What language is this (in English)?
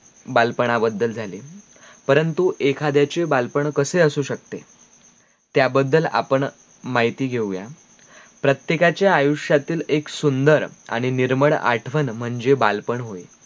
Marathi